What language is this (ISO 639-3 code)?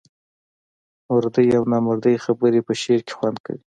pus